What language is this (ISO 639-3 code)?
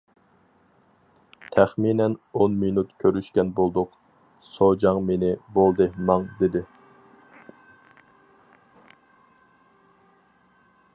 uig